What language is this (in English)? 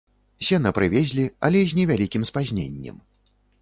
Belarusian